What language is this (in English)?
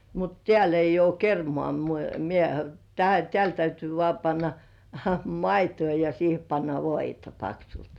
Finnish